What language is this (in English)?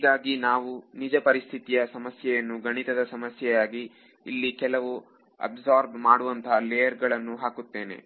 Kannada